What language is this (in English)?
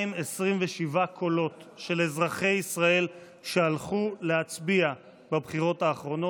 Hebrew